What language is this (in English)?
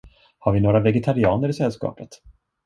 Swedish